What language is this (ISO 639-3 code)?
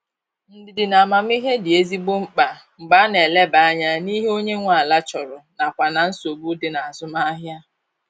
ibo